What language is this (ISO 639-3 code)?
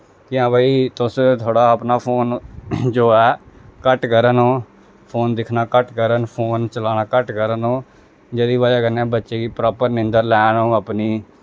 doi